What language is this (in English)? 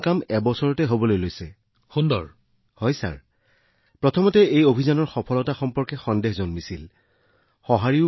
Assamese